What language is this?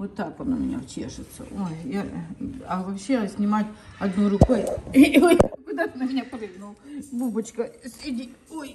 Russian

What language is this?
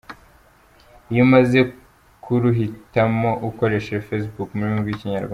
Kinyarwanda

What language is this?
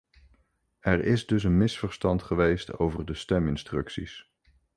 Dutch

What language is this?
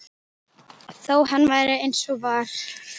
Icelandic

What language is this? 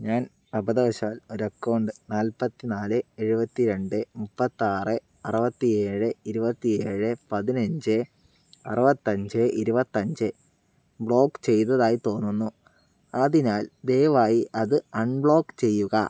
Malayalam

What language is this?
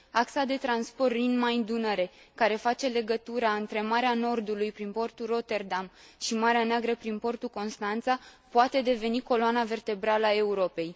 Romanian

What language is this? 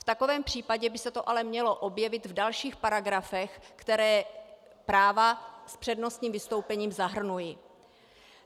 Czech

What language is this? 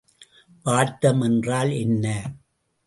Tamil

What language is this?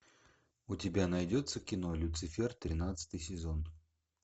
Russian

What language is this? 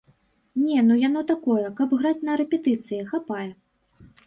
Belarusian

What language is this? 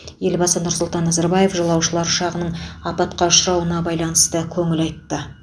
Kazakh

